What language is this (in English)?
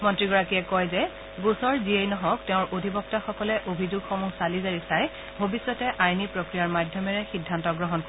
Assamese